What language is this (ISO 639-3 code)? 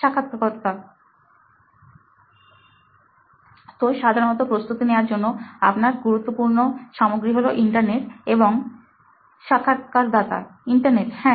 ben